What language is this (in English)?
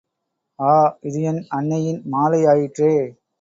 Tamil